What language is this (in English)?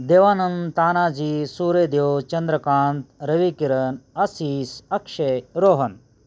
Marathi